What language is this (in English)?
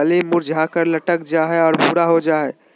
Magahi